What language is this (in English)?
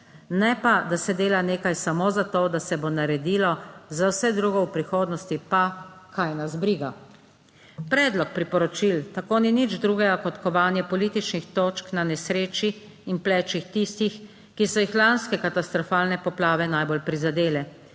Slovenian